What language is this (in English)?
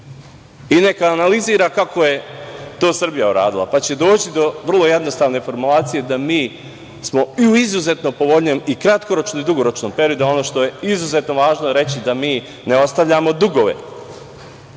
Serbian